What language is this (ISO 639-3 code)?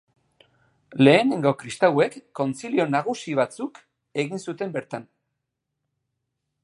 eus